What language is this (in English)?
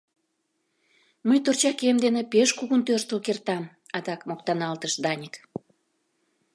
Mari